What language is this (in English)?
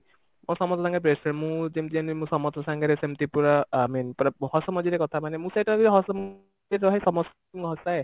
Odia